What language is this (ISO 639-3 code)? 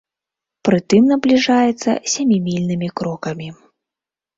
bel